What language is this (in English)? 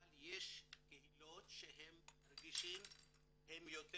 Hebrew